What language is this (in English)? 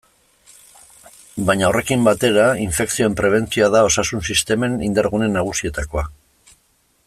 Basque